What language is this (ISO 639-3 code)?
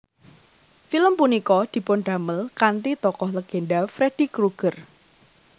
jav